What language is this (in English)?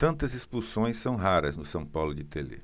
Portuguese